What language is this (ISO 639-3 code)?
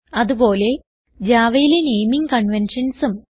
mal